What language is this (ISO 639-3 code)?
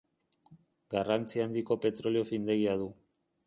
eus